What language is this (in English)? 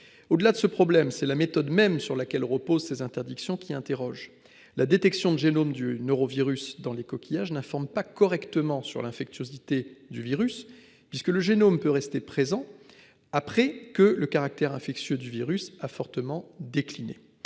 French